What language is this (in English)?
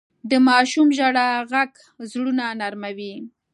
Pashto